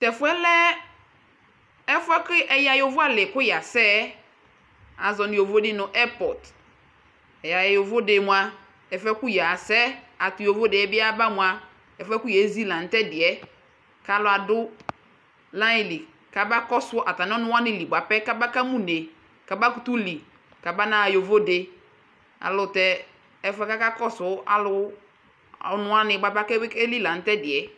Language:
Ikposo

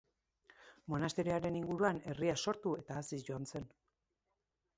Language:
Basque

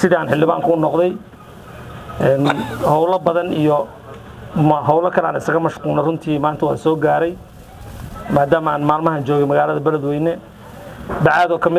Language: Arabic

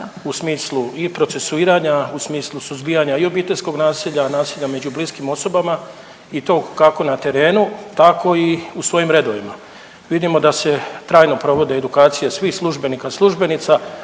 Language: Croatian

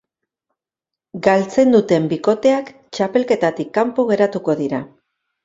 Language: Basque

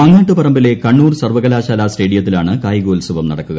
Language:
Malayalam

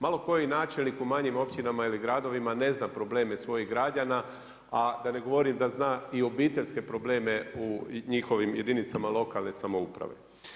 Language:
Croatian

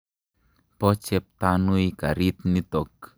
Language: Kalenjin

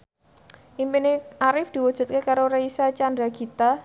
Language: Javanese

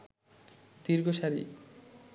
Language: Bangla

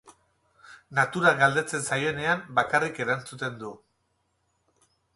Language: Basque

